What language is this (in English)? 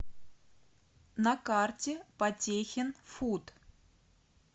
Russian